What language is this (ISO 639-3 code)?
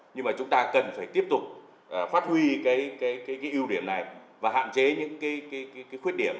vie